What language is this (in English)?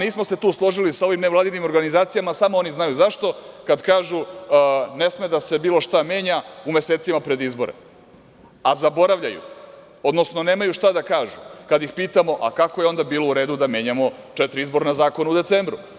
Serbian